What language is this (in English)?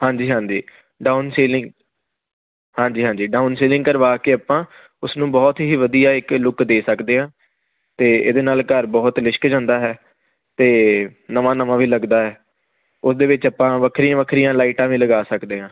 Punjabi